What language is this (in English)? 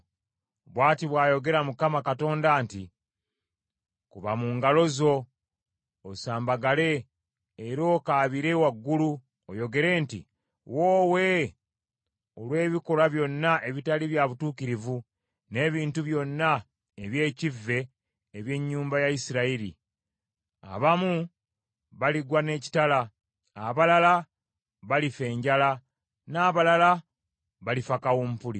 Ganda